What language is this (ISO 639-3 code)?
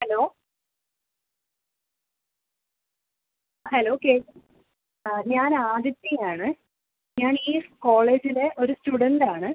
mal